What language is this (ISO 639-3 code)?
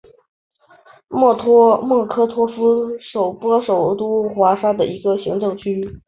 zho